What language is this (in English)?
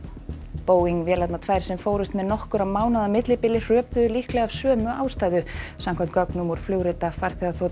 Icelandic